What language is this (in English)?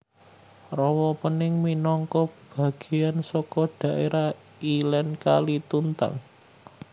Javanese